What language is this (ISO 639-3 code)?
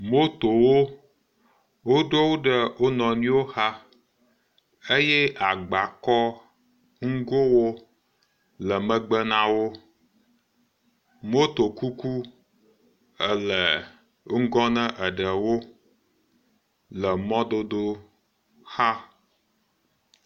ewe